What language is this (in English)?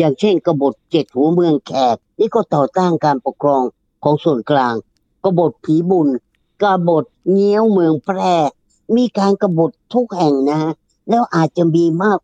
Thai